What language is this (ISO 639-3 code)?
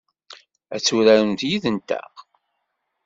kab